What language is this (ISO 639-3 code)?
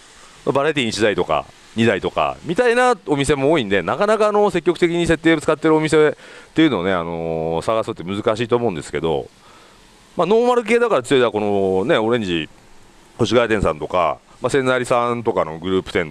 jpn